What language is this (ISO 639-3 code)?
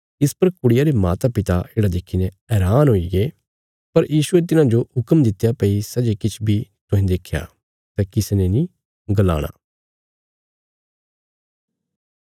kfs